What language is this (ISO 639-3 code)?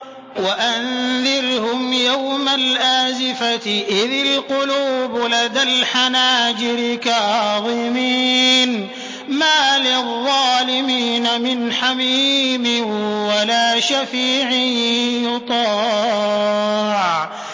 ara